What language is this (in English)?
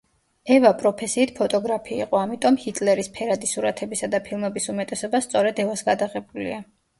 Georgian